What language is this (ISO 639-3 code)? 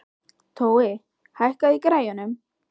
isl